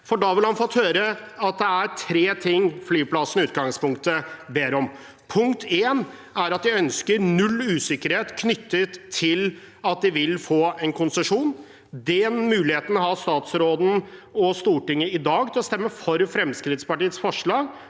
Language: Norwegian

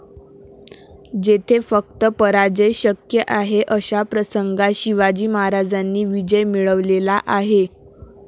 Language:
Marathi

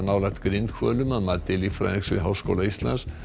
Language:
Icelandic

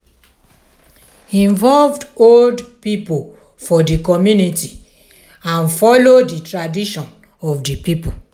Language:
Nigerian Pidgin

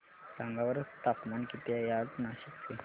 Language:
Marathi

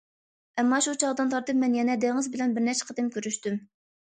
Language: Uyghur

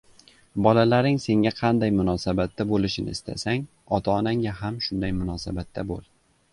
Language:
Uzbek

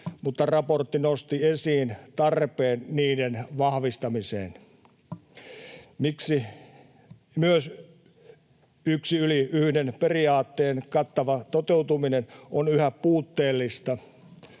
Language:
Finnish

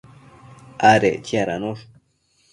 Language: Matsés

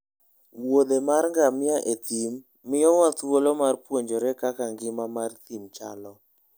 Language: Luo (Kenya and Tanzania)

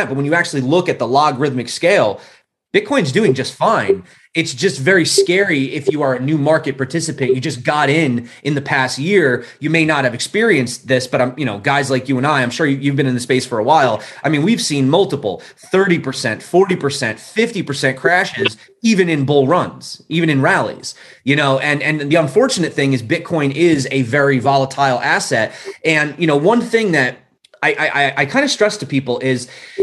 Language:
English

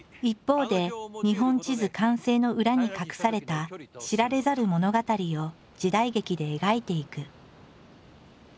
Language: Japanese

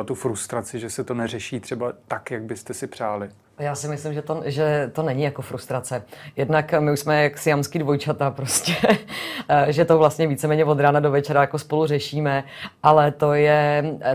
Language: Czech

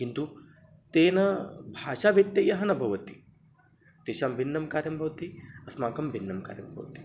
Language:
Sanskrit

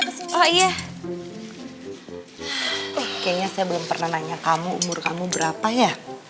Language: Indonesian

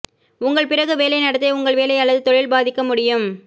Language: Tamil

